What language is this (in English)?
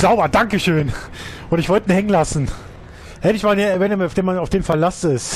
German